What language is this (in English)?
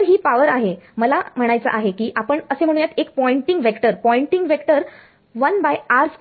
Marathi